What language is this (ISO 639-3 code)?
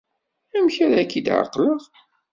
kab